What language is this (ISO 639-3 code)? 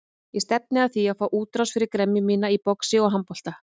isl